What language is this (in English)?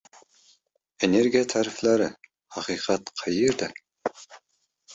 Uzbek